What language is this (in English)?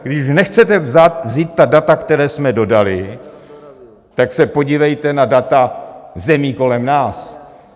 Czech